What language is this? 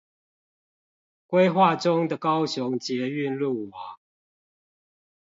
Chinese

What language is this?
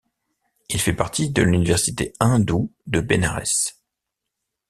French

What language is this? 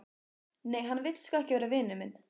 Icelandic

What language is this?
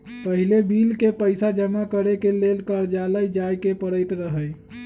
Magahi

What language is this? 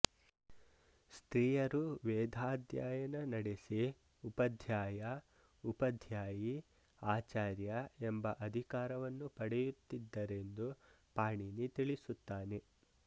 Kannada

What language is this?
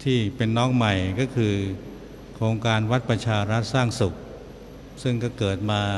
Thai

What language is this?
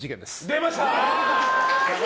Japanese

